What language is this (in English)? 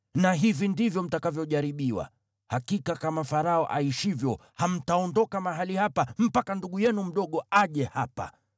Swahili